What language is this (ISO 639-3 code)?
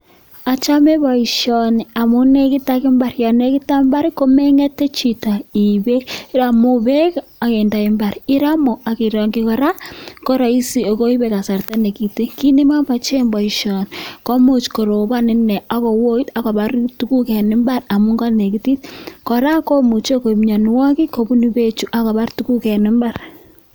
kln